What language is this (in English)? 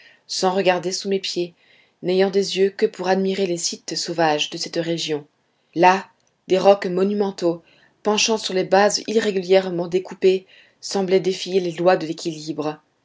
French